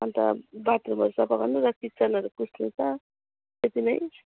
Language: Nepali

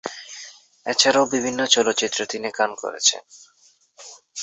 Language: Bangla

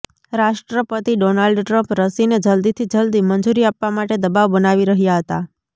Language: Gujarati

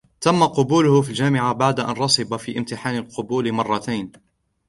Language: Arabic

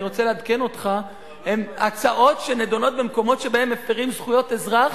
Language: Hebrew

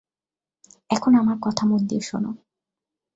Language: Bangla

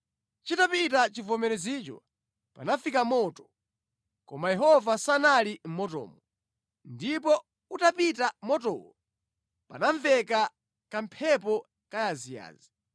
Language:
Nyanja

